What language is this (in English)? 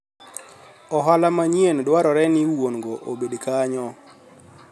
Luo (Kenya and Tanzania)